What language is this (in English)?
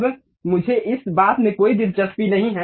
Hindi